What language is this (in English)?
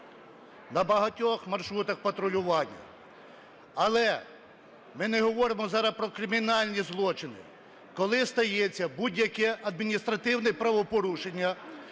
Ukrainian